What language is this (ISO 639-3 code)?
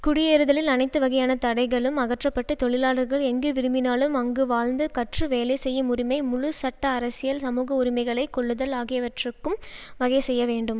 tam